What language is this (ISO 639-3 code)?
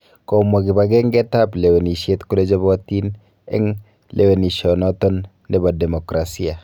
kln